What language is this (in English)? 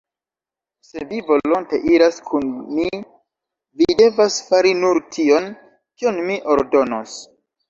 Esperanto